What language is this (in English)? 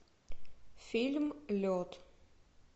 Russian